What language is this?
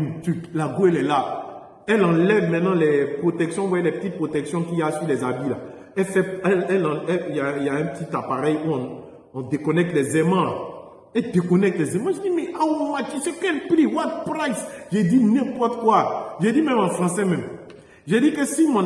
French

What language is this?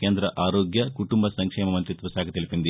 Telugu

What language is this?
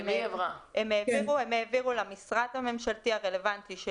Hebrew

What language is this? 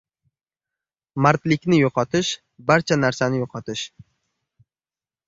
Uzbek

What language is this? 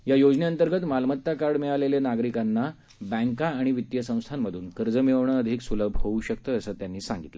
Marathi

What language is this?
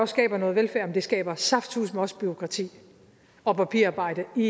Danish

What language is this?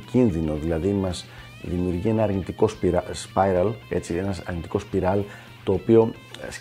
Greek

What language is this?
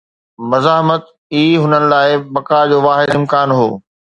Sindhi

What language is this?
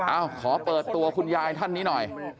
Thai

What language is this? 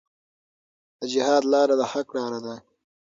Pashto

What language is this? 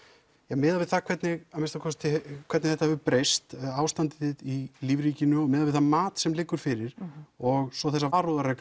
Icelandic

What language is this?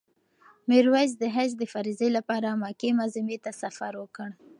Pashto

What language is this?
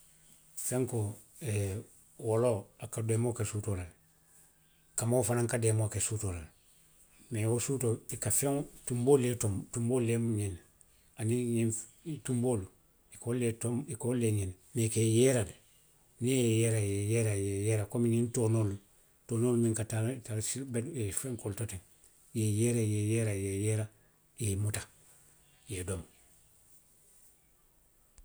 Western Maninkakan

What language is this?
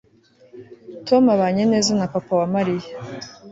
Kinyarwanda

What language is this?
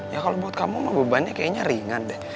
Indonesian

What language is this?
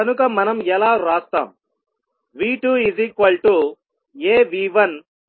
Telugu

